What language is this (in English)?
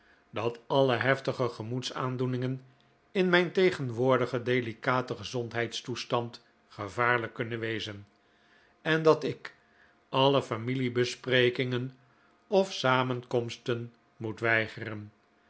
Dutch